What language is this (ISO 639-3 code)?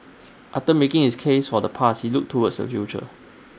eng